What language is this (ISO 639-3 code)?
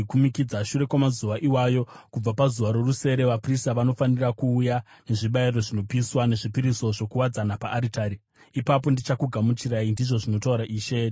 sna